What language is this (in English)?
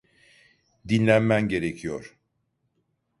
Turkish